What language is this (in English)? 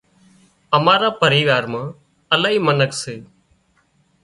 Wadiyara Koli